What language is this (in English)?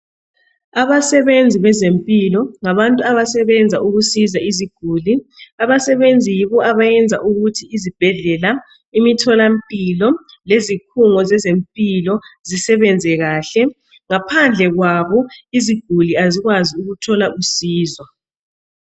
North Ndebele